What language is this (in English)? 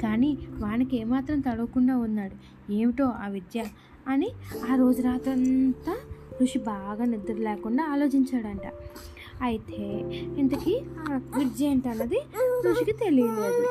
Telugu